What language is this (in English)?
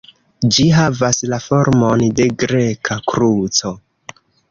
Esperanto